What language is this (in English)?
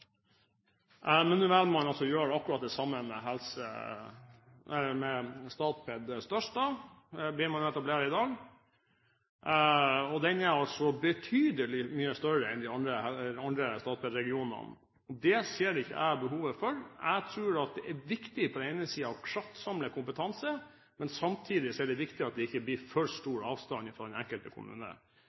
Norwegian Bokmål